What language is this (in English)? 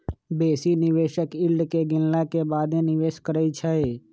Magahi